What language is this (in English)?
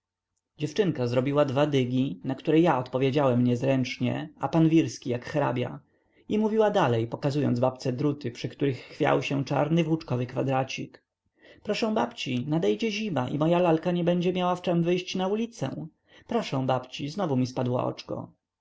Polish